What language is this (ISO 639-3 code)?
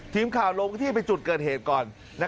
tha